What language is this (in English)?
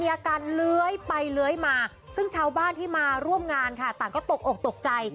Thai